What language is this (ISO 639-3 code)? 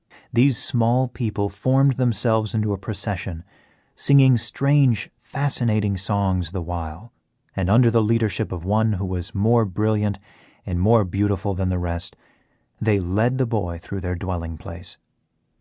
eng